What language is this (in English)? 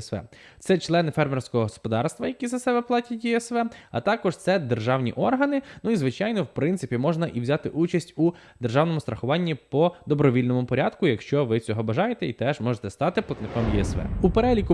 Ukrainian